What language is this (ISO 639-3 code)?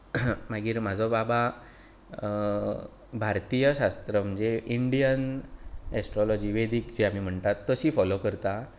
kok